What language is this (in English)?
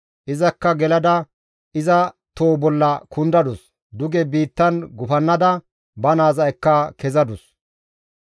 Gamo